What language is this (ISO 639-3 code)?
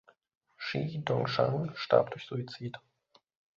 deu